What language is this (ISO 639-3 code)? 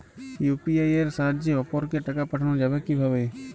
ben